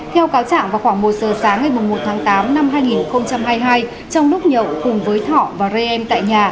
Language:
Vietnamese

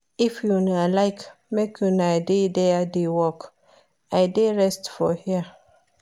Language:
Nigerian Pidgin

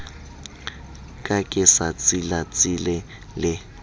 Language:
Southern Sotho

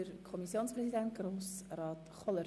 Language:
Swiss German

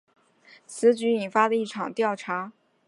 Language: Chinese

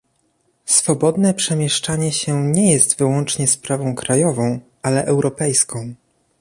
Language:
Polish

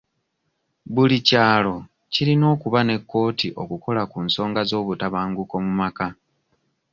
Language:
Ganda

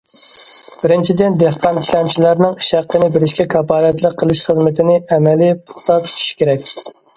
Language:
Uyghur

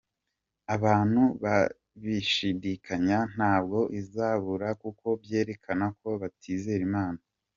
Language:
Kinyarwanda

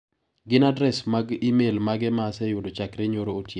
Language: Luo (Kenya and Tanzania)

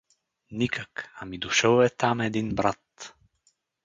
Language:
Bulgarian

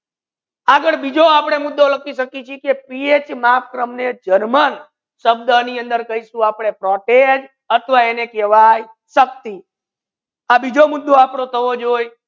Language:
Gujarati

